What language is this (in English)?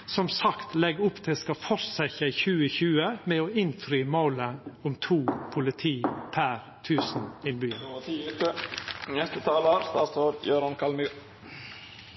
Norwegian Nynorsk